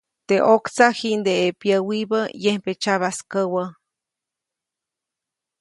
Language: Copainalá Zoque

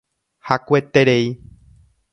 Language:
Guarani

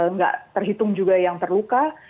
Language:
Indonesian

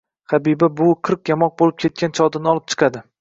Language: Uzbek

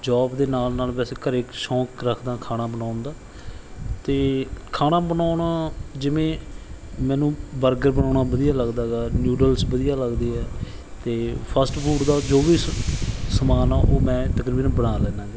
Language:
Punjabi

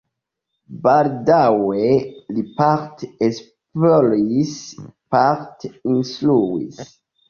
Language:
Esperanto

